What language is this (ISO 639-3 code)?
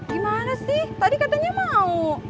ind